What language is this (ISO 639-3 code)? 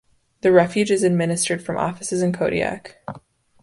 eng